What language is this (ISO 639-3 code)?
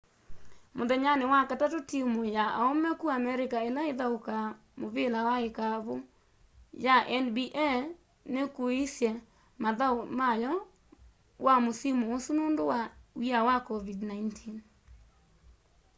kam